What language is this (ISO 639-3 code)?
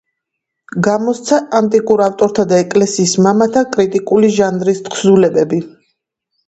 kat